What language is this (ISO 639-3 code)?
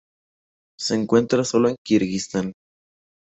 spa